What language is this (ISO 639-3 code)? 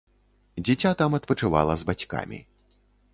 bel